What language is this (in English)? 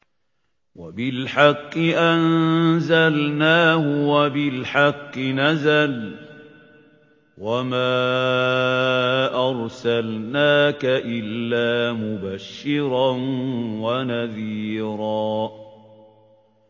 Arabic